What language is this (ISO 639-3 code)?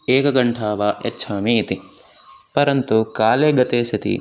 san